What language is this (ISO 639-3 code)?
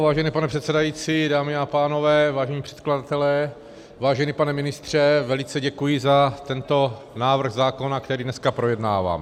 ces